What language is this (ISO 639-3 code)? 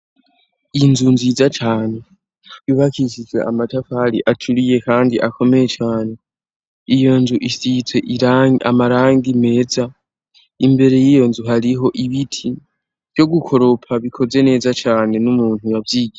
run